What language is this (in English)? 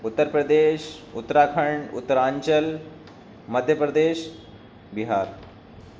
Urdu